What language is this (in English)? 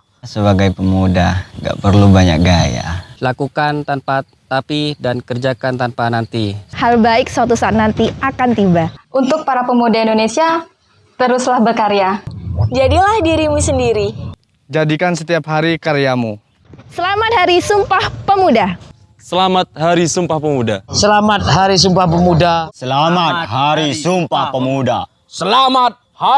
Indonesian